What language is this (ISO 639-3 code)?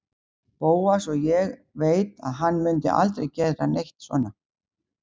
isl